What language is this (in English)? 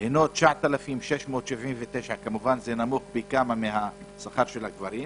Hebrew